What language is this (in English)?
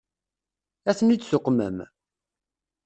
Kabyle